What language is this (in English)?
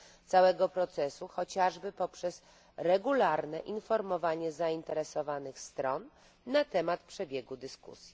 Polish